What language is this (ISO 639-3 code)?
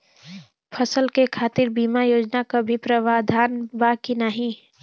bho